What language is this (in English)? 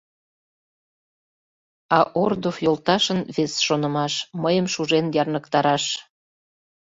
Mari